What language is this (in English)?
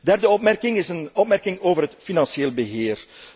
Dutch